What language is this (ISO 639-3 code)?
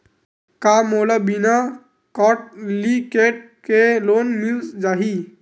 hne